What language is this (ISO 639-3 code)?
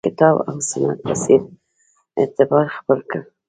pus